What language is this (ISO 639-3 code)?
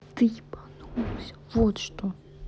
rus